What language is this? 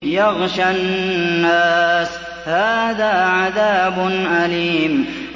Arabic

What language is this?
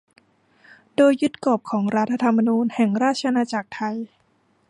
Thai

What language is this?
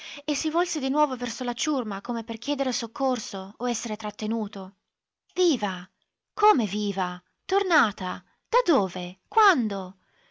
Italian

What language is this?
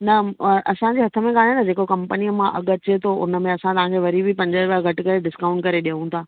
Sindhi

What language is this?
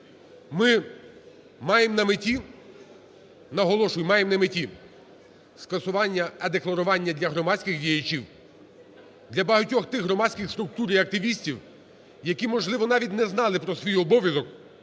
Ukrainian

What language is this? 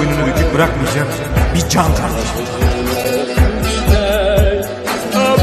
Turkish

